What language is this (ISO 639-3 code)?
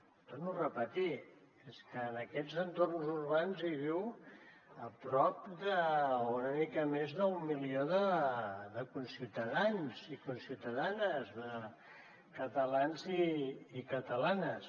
cat